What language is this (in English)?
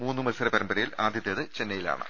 Malayalam